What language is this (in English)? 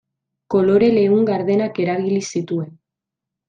Basque